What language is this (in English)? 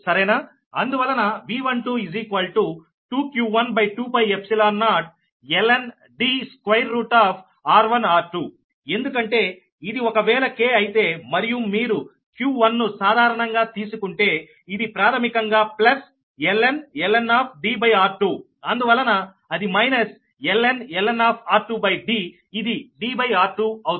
Telugu